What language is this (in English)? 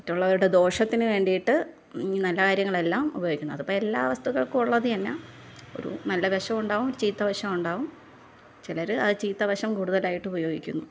Malayalam